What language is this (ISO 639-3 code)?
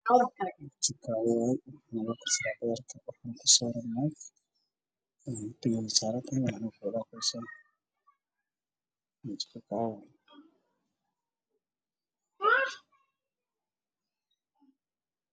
som